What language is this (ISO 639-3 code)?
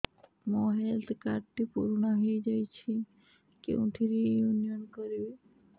ori